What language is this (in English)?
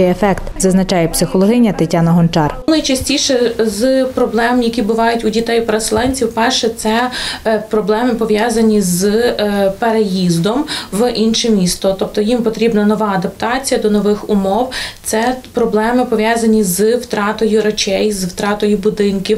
Ukrainian